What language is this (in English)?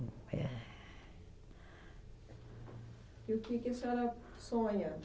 Portuguese